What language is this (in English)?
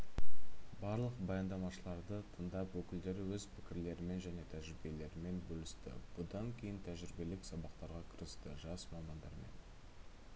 Kazakh